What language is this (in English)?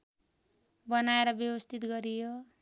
Nepali